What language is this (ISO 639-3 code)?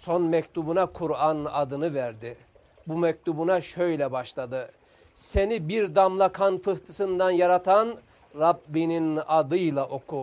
tur